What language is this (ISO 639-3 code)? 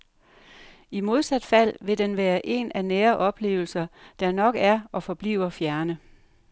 dan